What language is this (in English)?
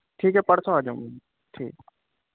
Urdu